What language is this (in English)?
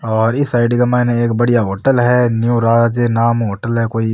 Rajasthani